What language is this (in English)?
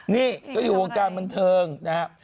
Thai